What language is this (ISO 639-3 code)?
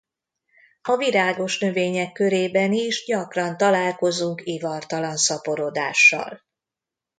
hun